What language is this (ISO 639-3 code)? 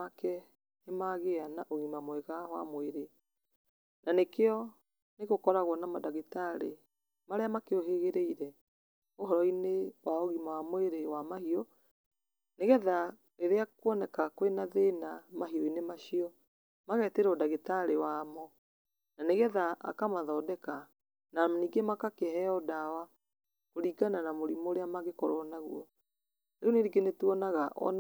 kik